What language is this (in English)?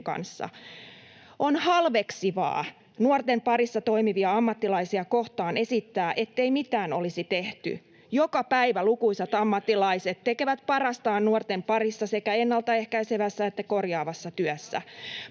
Finnish